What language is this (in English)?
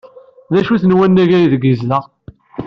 Kabyle